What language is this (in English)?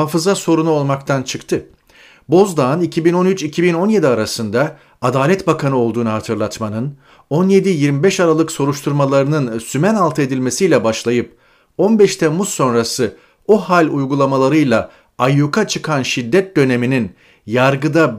Turkish